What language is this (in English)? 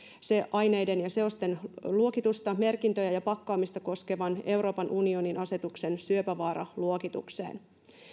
Finnish